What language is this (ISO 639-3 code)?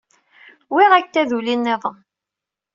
kab